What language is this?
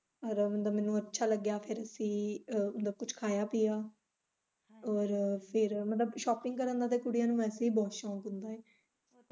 Punjabi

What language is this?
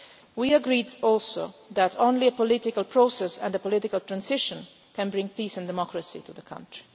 English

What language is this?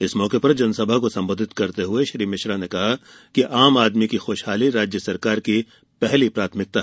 Hindi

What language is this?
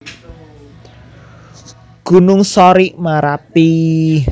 Javanese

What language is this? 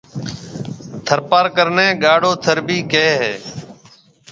Marwari (Pakistan)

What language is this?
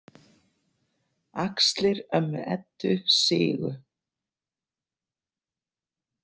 Icelandic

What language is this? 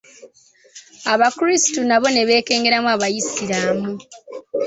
Ganda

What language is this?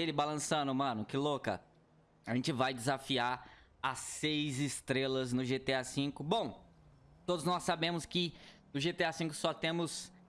Portuguese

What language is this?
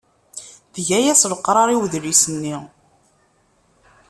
Kabyle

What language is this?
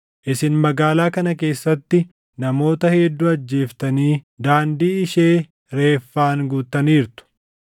Oromo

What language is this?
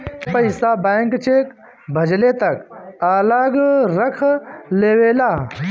Bhojpuri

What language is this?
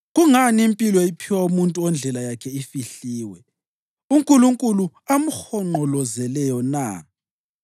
North Ndebele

